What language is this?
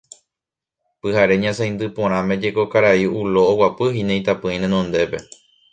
Guarani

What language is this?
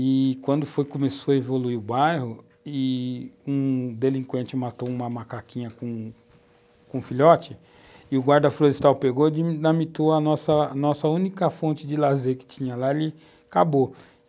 Portuguese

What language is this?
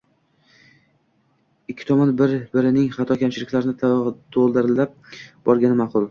Uzbek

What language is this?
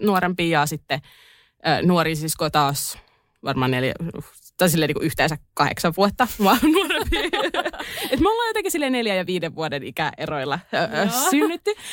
Finnish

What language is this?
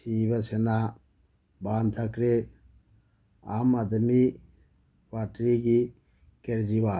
Manipuri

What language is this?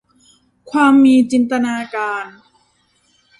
Thai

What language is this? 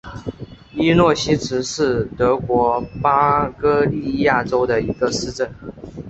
Chinese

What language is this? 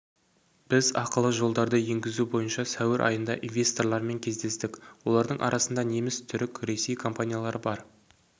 Kazakh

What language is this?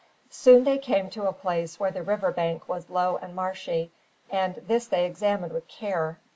English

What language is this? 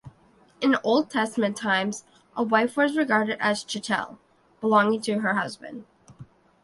English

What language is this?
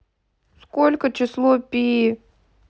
Russian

